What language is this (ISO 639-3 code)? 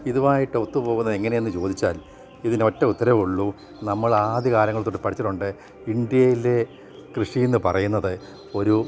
mal